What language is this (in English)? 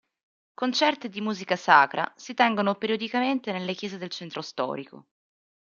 Italian